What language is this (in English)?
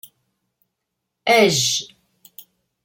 Kabyle